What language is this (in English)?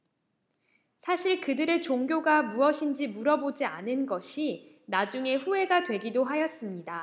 Korean